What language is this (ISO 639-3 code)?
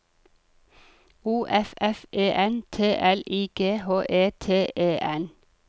nor